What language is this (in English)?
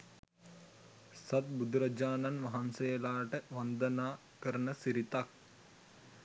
Sinhala